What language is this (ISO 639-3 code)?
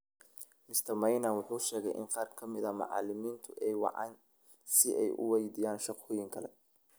som